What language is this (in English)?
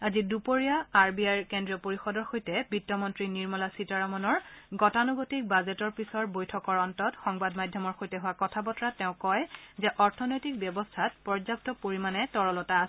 Assamese